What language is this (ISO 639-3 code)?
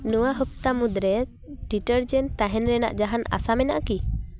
sat